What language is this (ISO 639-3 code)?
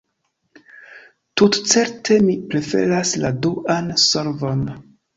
epo